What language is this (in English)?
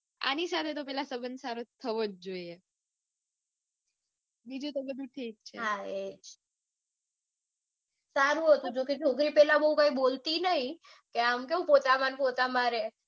Gujarati